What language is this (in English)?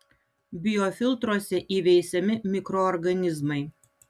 Lithuanian